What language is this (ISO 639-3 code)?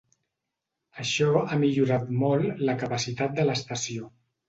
cat